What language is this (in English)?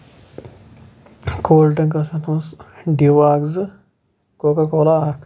Kashmiri